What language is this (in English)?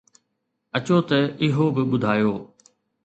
Sindhi